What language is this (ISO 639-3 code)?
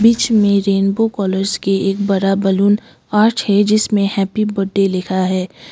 hin